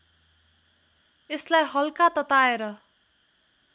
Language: Nepali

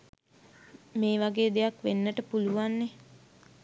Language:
Sinhala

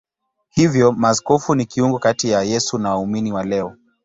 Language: Swahili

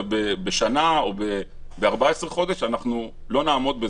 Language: Hebrew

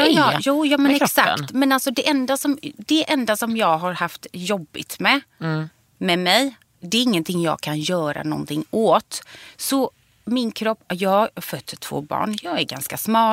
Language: Swedish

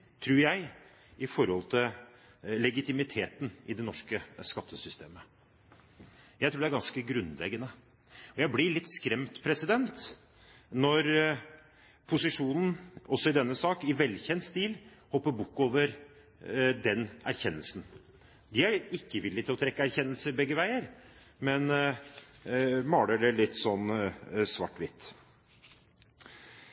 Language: Norwegian Bokmål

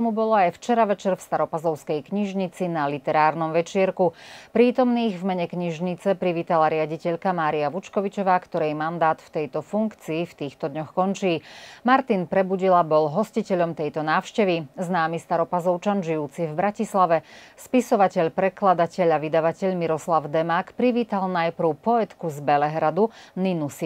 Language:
Slovak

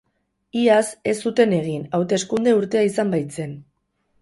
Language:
Basque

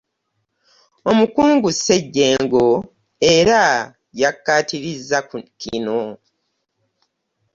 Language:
Ganda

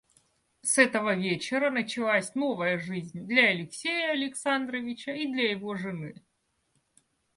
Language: Russian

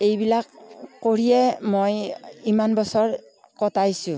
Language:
Assamese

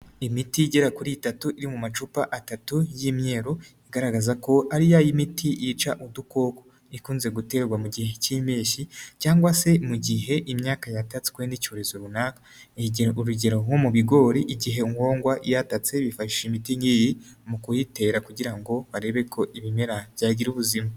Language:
Kinyarwanda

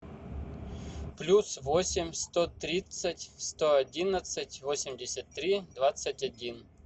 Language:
Russian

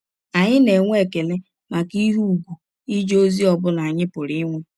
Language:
Igbo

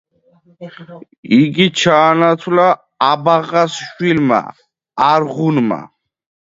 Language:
Georgian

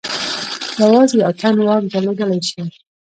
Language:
Pashto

